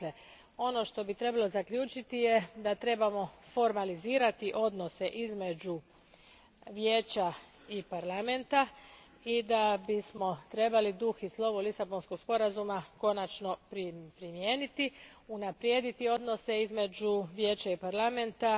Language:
Croatian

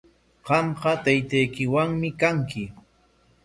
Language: Corongo Ancash Quechua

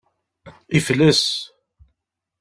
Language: Kabyle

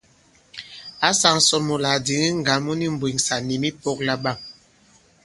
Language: Bankon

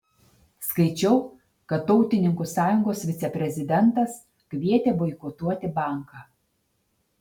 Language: Lithuanian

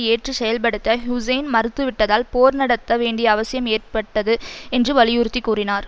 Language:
Tamil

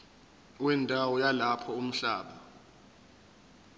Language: Zulu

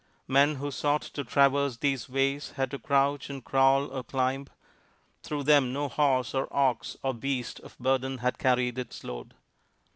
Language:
English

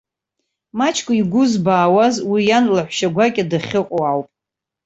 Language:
Abkhazian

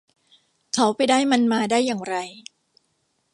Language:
Thai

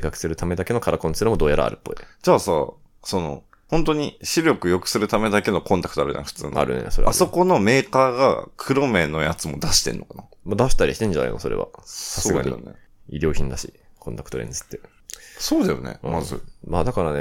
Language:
Japanese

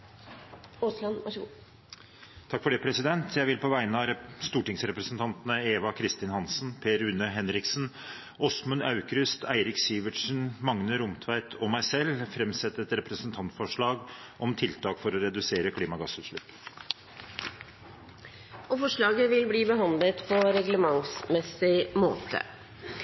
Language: Norwegian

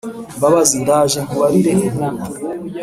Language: Kinyarwanda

